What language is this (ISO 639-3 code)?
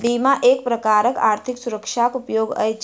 mai